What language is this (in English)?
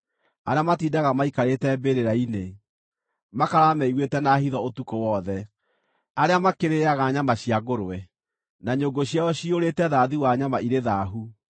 Kikuyu